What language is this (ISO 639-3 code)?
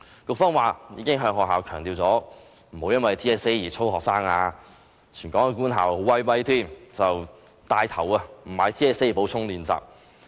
yue